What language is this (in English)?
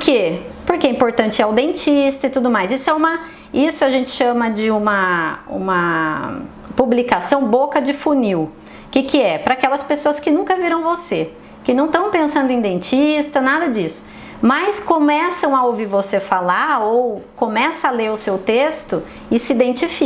Portuguese